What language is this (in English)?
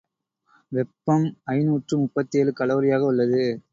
Tamil